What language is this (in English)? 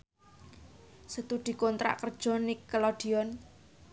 Javanese